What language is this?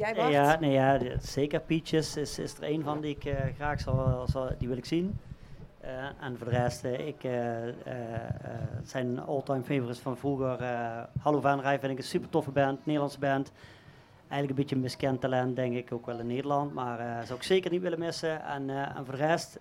Dutch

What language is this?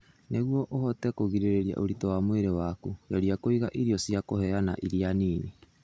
Kikuyu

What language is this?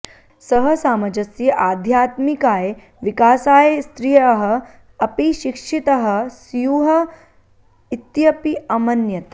Sanskrit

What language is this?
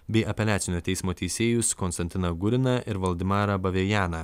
Lithuanian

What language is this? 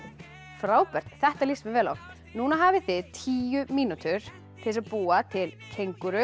Icelandic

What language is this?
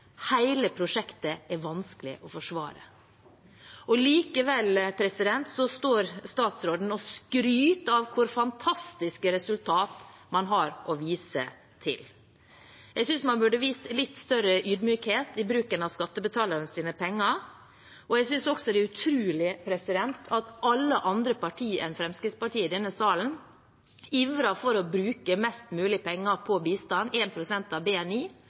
Norwegian Bokmål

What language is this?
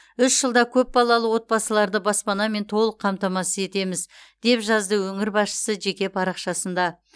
Kazakh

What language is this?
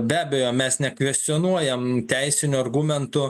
Lithuanian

